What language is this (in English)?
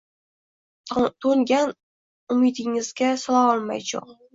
Uzbek